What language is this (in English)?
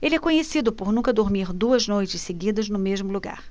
Portuguese